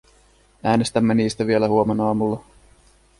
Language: Finnish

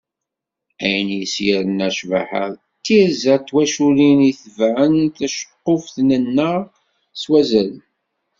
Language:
Kabyle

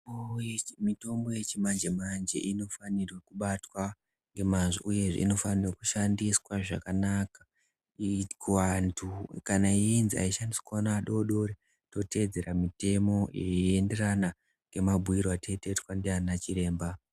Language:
Ndau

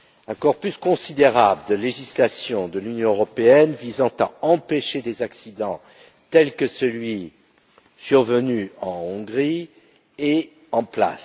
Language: French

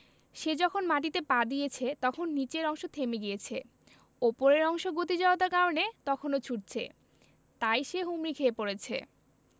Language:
Bangla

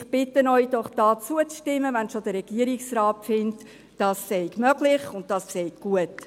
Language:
Swiss German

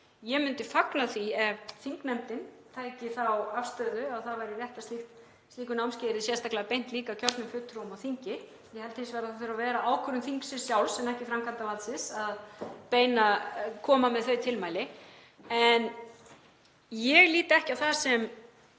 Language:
Icelandic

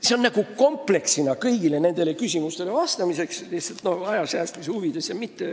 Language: Estonian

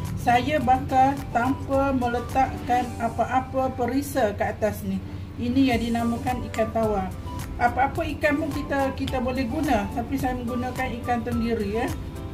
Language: Malay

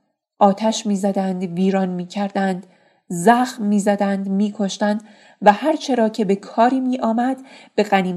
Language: Persian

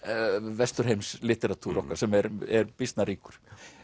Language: Icelandic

